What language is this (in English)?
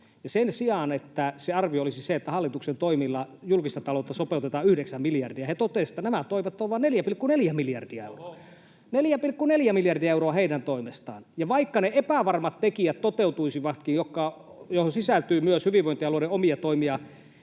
Finnish